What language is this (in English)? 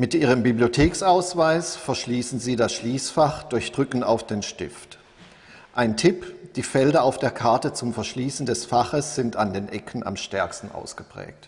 German